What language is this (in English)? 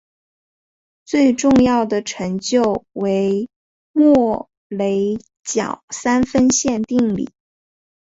Chinese